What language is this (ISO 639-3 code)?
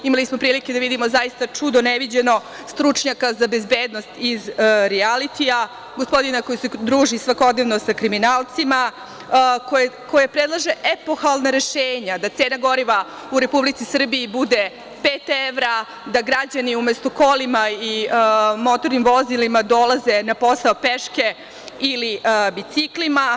srp